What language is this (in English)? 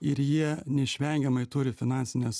Lithuanian